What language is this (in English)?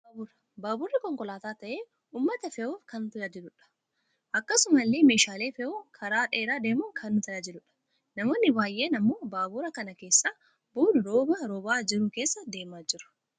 Oromo